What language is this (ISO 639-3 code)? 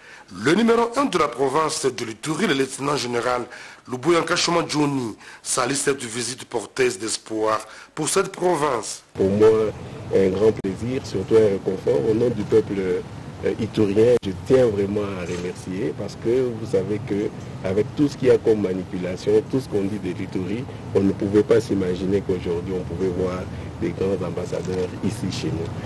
fra